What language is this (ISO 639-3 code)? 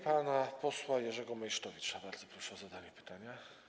pol